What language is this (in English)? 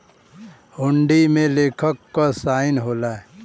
Bhojpuri